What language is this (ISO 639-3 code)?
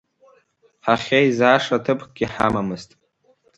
abk